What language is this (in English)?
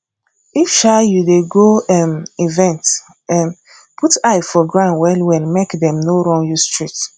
Nigerian Pidgin